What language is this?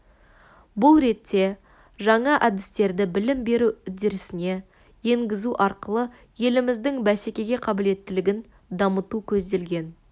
Kazakh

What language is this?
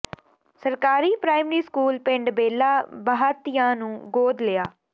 Punjabi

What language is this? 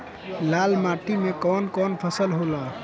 Bhojpuri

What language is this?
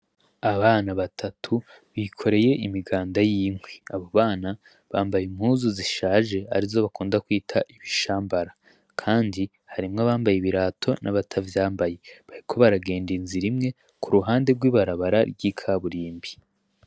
Rundi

